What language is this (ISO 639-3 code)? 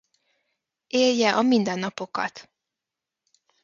hun